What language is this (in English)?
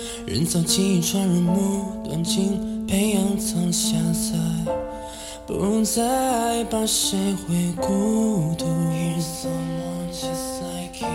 Chinese